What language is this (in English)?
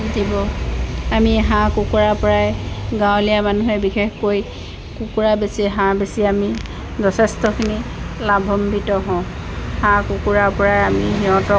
Assamese